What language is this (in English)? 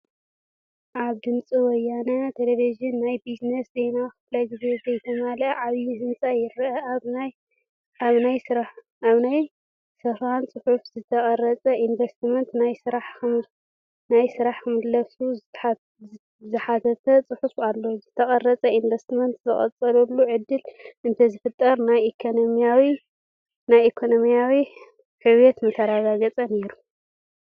Tigrinya